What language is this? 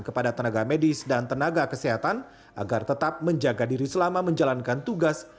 Indonesian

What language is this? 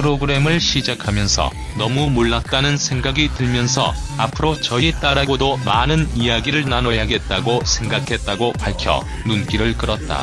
Korean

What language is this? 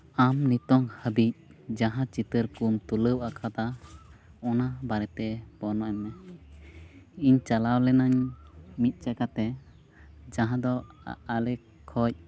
Santali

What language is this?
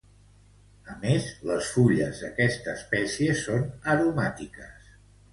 Catalan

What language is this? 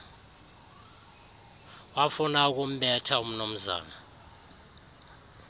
Xhosa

